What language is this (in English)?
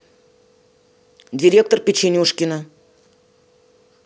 Russian